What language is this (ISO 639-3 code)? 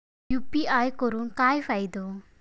mar